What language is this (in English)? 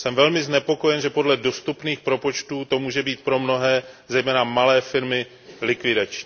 Czech